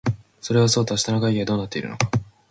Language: Japanese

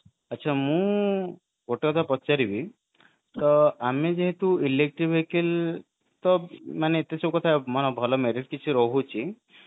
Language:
Odia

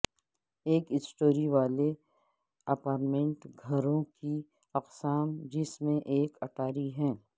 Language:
Urdu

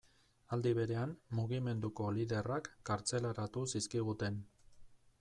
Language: Basque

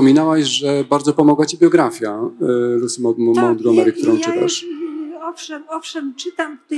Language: Polish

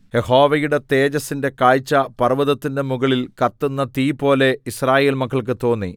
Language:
Malayalam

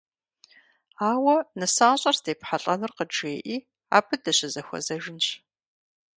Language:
Kabardian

